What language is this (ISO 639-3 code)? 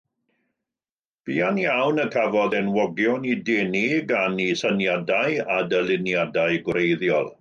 cym